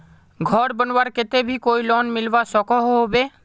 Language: Magahi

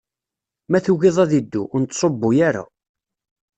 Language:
Kabyle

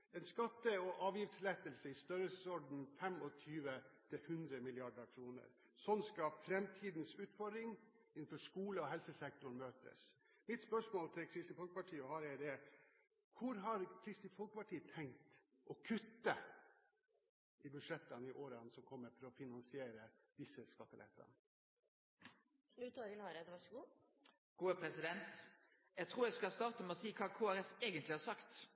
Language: Norwegian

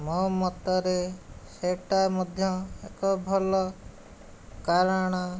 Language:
Odia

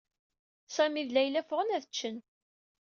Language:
Kabyle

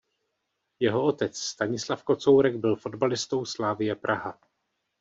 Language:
Czech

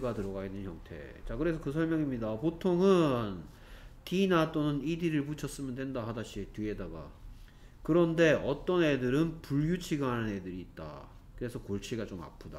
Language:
Korean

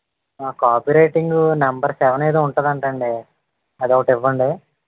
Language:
Telugu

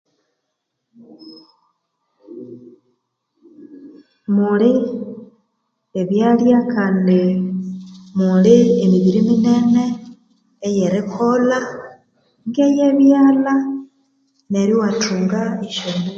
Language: Konzo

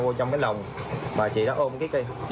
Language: Vietnamese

